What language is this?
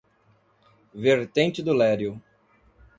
Portuguese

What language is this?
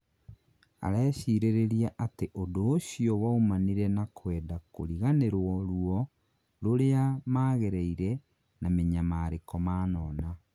Kikuyu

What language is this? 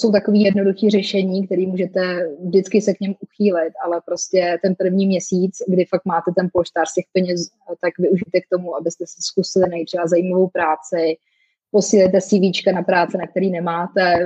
Czech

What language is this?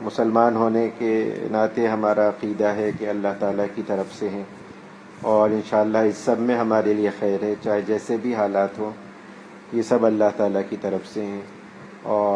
Urdu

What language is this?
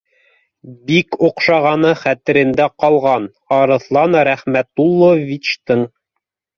Bashkir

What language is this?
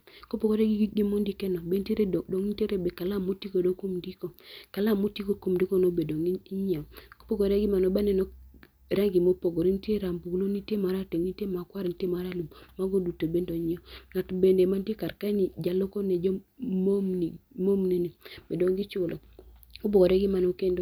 Luo (Kenya and Tanzania)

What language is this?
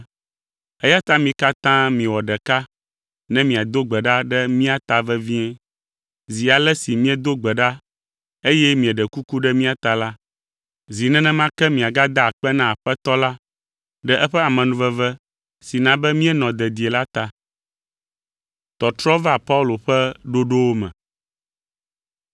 Ewe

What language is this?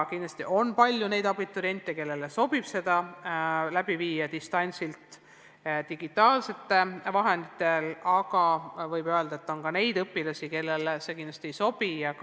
Estonian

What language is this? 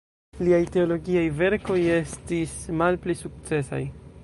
Esperanto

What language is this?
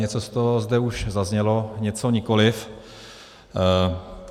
Czech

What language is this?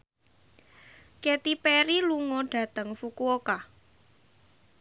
Javanese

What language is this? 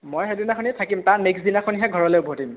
Assamese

